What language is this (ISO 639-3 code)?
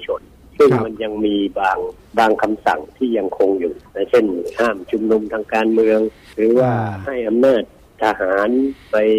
tha